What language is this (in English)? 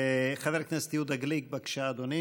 Hebrew